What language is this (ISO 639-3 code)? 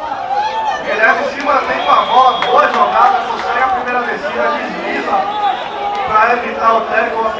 por